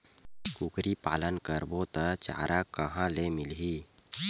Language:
Chhattisgarhi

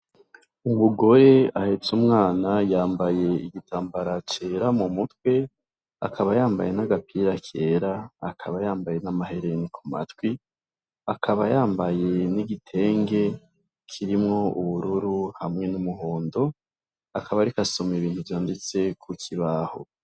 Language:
Rundi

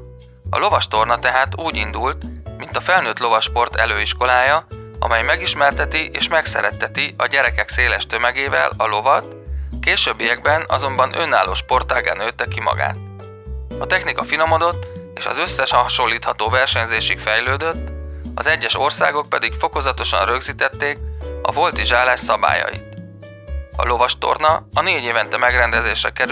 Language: Hungarian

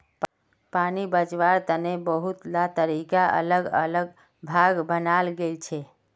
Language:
Magahi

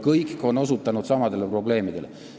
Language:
Estonian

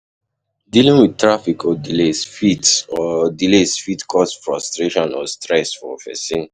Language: Nigerian Pidgin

